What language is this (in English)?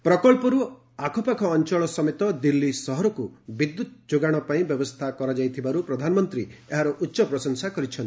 Odia